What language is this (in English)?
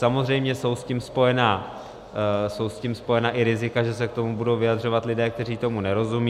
Czech